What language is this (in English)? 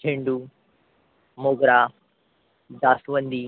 Marathi